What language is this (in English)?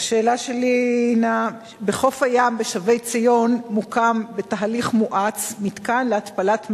Hebrew